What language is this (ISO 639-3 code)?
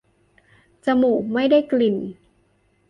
tha